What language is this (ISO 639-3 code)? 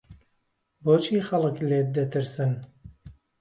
ckb